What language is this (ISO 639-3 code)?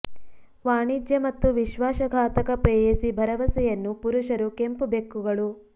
kan